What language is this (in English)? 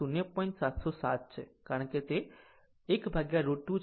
Gujarati